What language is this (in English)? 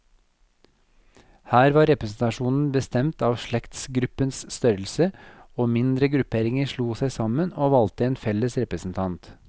Norwegian